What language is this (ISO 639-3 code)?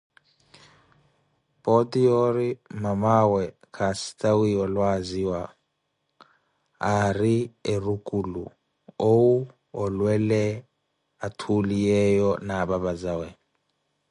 eko